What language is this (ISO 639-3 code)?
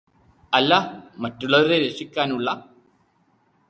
mal